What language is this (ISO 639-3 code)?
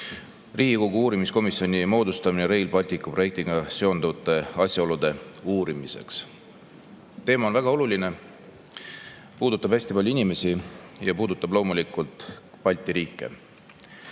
est